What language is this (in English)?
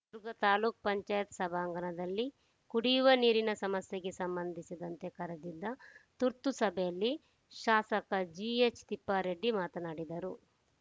Kannada